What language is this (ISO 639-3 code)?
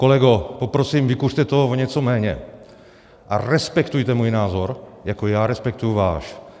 ces